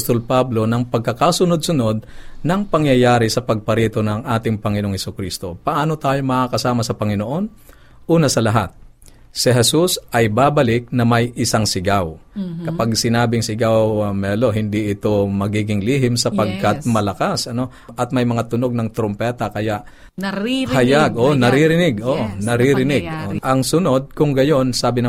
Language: Filipino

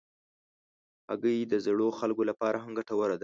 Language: Pashto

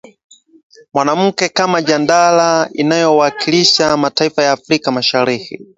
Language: Swahili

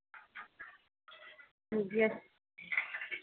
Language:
Dogri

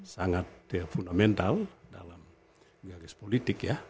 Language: Indonesian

